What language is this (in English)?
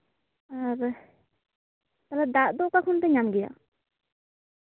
Santali